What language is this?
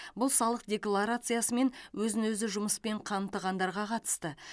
Kazakh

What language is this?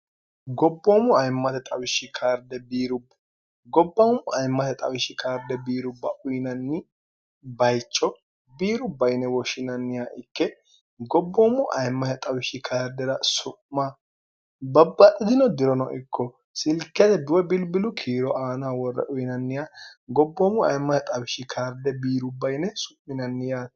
Sidamo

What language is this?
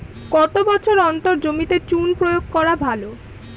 Bangla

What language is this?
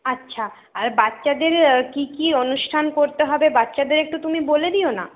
Bangla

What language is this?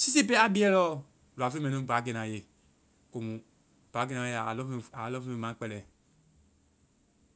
Vai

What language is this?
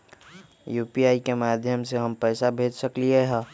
Magahi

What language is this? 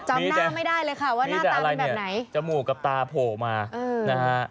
Thai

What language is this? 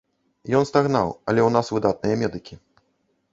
Belarusian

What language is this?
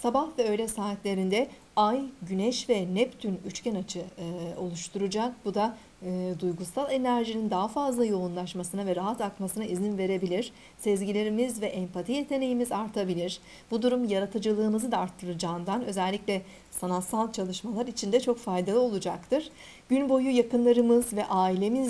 Turkish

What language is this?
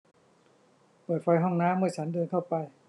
Thai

